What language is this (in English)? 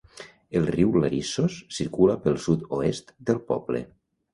Catalan